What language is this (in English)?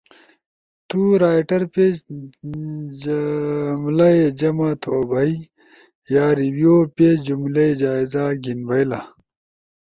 Ushojo